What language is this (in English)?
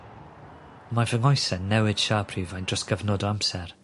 Welsh